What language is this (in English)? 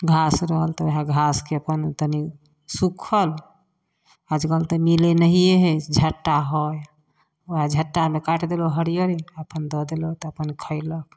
Maithili